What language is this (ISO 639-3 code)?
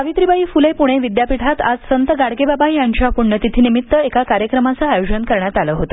mar